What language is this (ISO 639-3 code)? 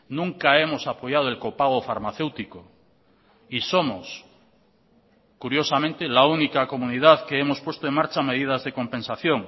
spa